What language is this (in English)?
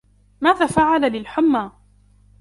Arabic